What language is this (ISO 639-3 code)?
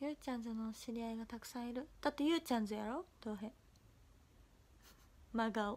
jpn